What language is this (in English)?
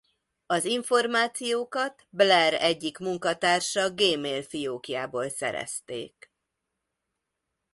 Hungarian